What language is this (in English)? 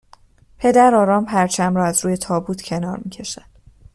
Persian